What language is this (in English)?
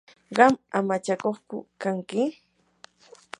Yanahuanca Pasco Quechua